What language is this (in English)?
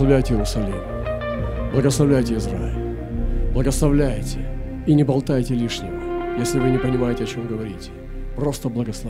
Russian